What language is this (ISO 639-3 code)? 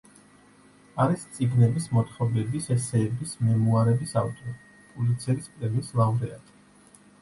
kat